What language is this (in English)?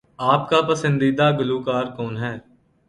Urdu